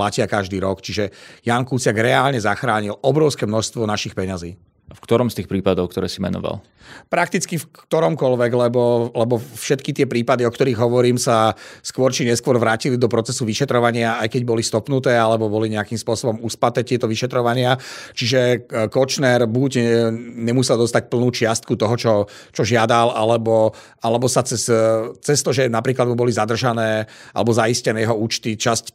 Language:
Slovak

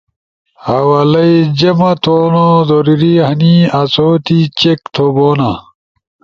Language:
Ushojo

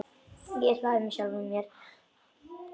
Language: Icelandic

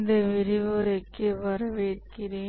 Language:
Tamil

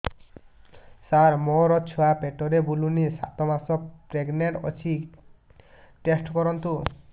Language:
Odia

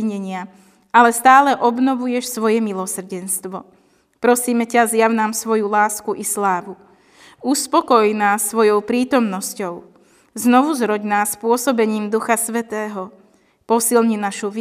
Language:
Slovak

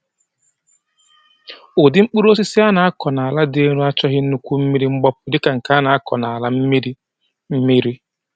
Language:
Igbo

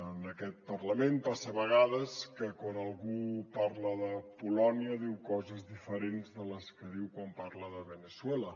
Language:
Catalan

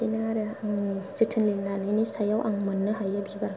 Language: Bodo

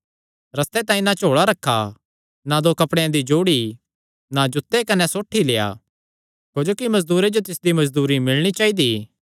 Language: Kangri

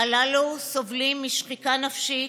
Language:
Hebrew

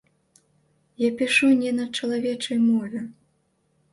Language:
Belarusian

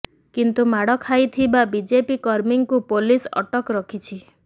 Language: Odia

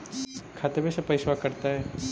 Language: Magahi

